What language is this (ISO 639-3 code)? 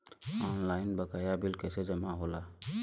bho